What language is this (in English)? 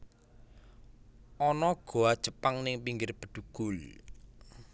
Javanese